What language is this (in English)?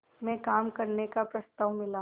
Hindi